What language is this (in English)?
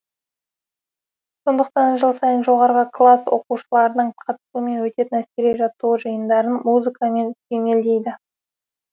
Kazakh